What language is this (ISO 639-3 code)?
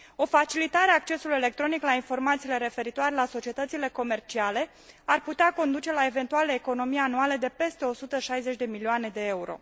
ron